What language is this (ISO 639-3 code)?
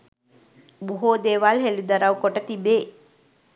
sin